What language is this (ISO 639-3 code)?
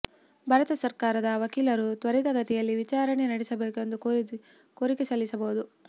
kan